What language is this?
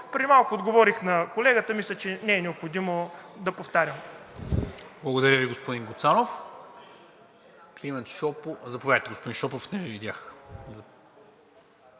Bulgarian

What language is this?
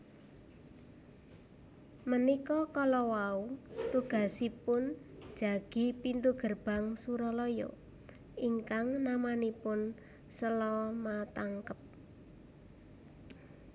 Javanese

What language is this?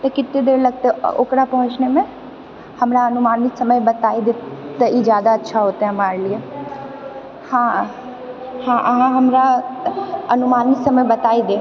Maithili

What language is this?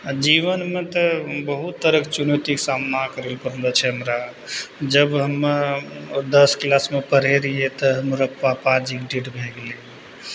Maithili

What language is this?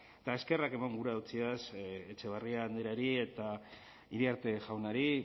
Basque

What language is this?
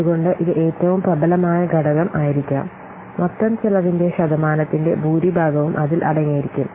Malayalam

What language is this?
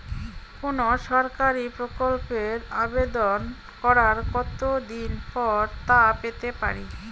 Bangla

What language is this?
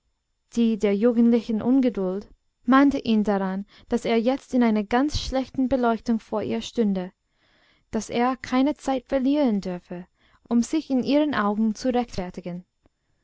German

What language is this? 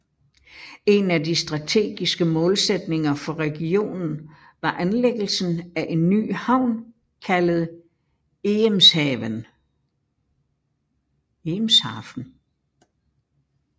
Danish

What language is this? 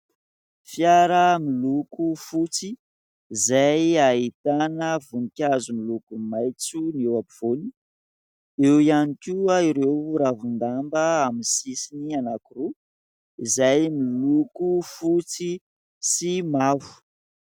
Malagasy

